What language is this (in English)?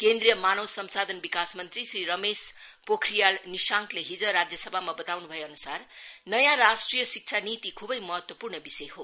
Nepali